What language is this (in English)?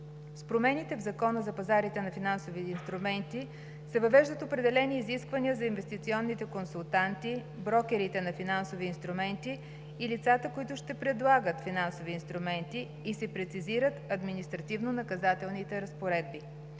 Bulgarian